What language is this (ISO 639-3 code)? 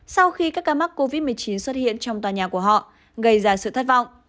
vie